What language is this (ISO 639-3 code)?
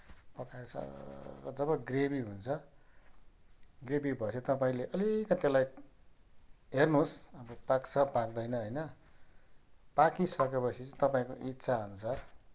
nep